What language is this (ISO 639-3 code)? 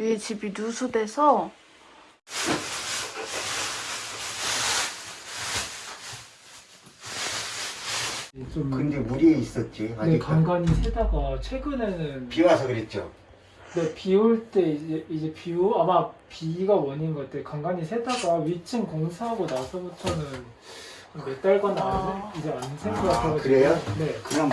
kor